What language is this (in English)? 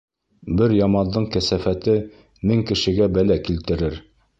Bashkir